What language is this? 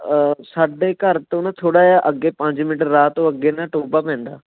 Punjabi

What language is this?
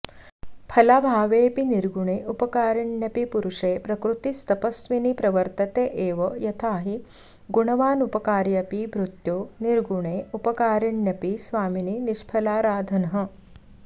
Sanskrit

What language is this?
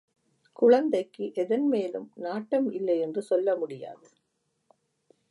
Tamil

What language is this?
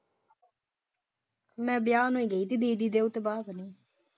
Punjabi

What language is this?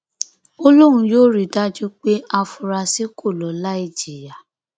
Yoruba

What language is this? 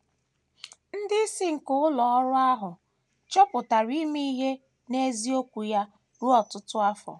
Igbo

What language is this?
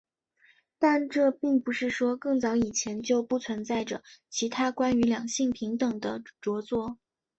Chinese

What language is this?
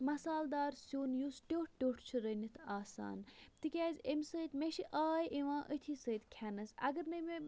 Kashmiri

